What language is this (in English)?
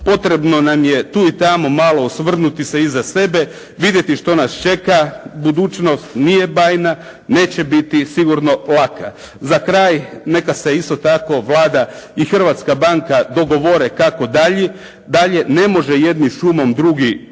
Croatian